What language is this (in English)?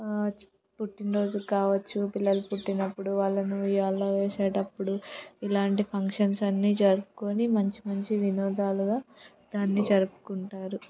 Telugu